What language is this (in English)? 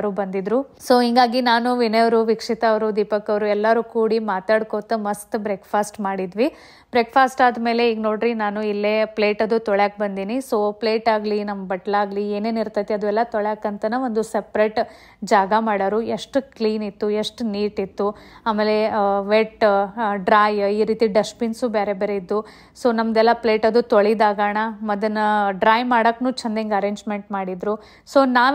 Kannada